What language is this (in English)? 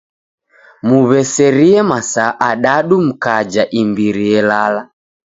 Taita